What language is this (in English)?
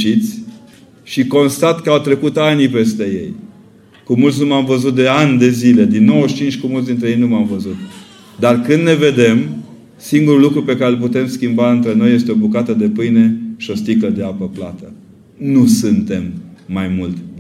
Romanian